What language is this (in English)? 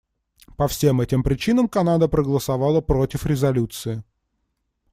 Russian